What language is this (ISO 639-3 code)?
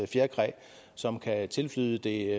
dan